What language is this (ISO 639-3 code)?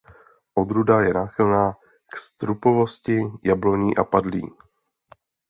ces